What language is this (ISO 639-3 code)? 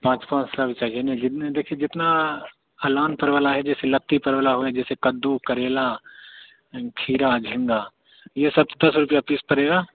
hin